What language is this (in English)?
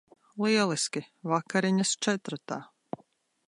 Latvian